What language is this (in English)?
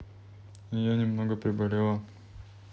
Russian